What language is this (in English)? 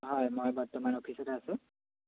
Assamese